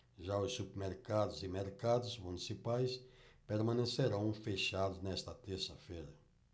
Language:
Portuguese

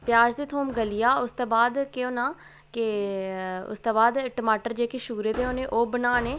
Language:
Dogri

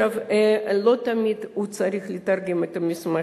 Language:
Hebrew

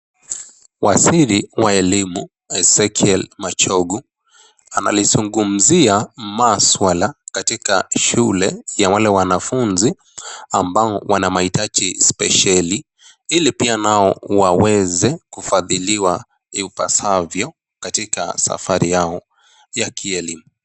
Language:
Swahili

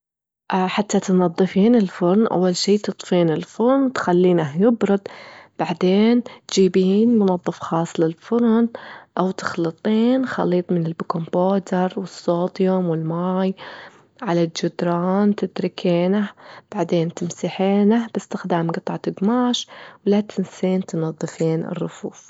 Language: Gulf Arabic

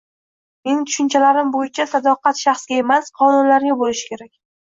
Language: Uzbek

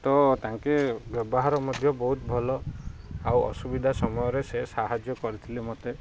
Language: Odia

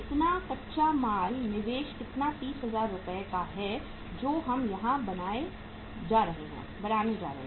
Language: Hindi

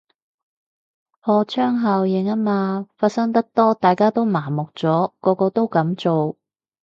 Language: Cantonese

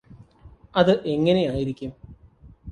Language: Malayalam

